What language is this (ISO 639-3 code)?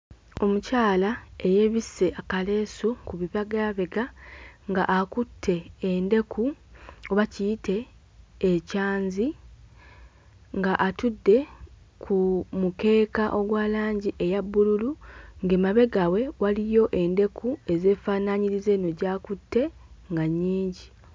lug